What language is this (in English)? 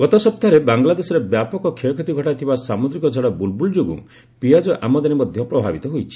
Odia